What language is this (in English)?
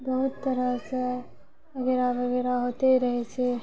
Maithili